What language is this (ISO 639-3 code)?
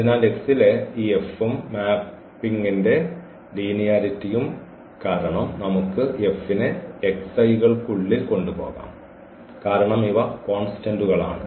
mal